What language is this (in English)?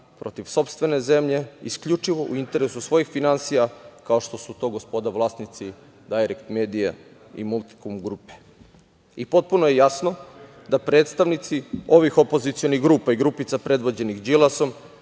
Serbian